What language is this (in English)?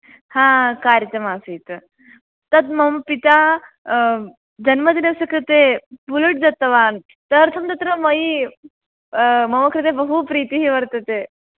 Sanskrit